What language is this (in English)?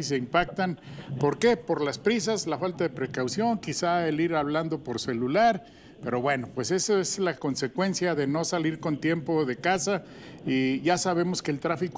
Spanish